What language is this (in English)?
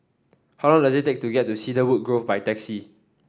English